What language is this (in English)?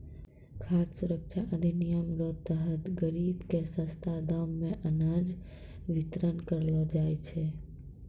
Maithili